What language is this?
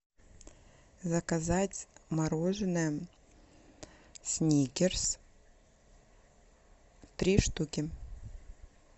Russian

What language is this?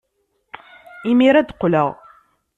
Kabyle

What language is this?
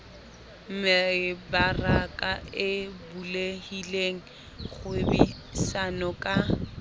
Southern Sotho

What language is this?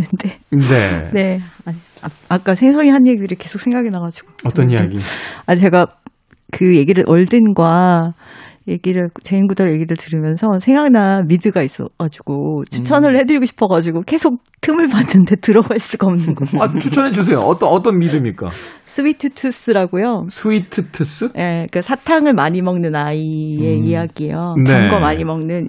Korean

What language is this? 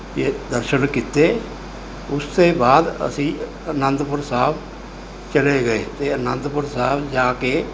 Punjabi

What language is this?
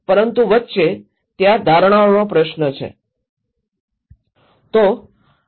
Gujarati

